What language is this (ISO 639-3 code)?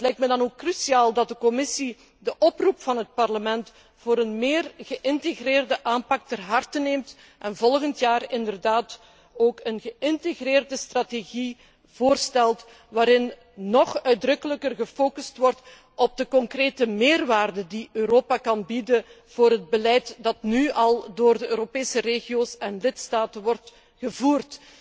nld